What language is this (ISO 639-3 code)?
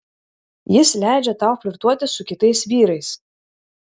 lit